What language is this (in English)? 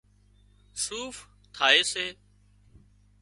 Wadiyara Koli